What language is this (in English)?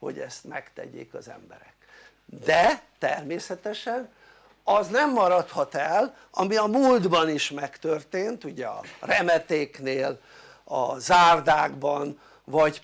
Hungarian